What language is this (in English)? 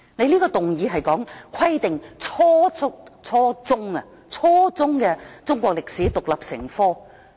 Cantonese